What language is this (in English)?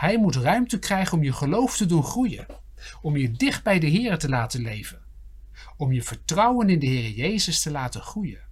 Dutch